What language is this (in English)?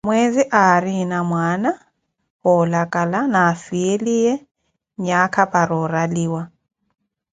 Koti